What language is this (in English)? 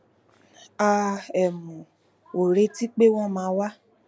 Yoruba